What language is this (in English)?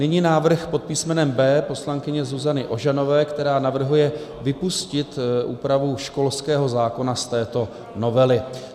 Czech